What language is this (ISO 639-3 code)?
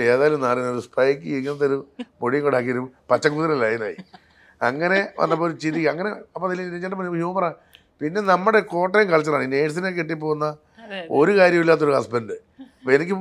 mal